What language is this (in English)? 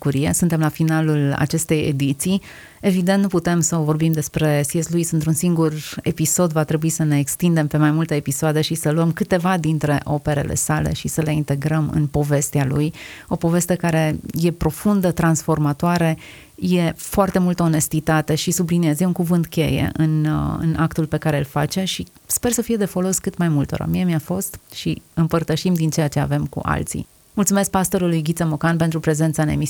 Romanian